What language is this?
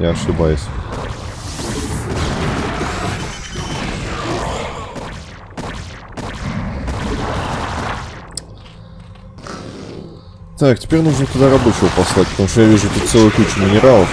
Russian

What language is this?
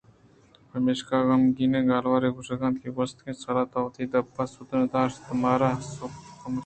Eastern Balochi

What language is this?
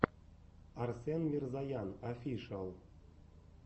Russian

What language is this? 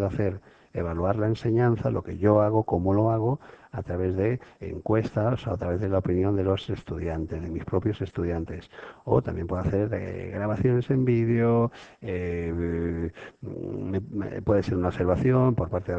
Spanish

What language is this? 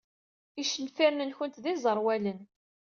Kabyle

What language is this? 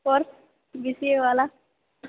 Maithili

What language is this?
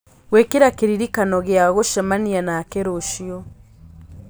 Kikuyu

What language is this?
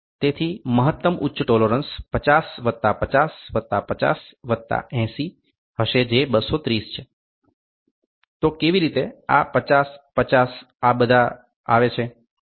Gujarati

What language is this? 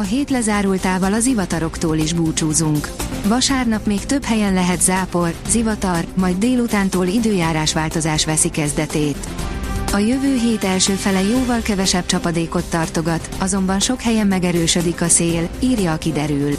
Hungarian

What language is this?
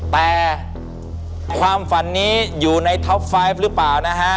Thai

